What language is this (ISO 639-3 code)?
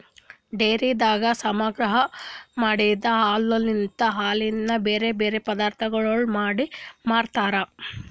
kan